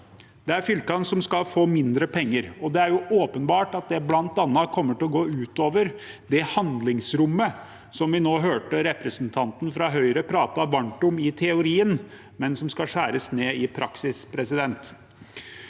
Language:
Norwegian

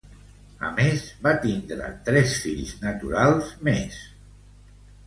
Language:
Catalan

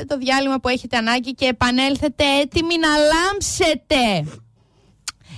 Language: Greek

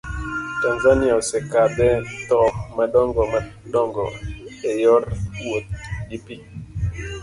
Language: Luo (Kenya and Tanzania)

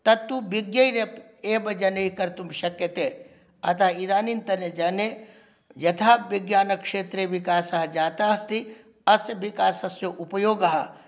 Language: Sanskrit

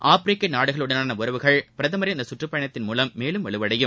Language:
Tamil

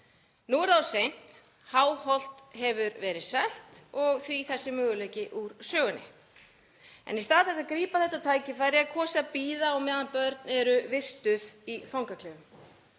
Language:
Icelandic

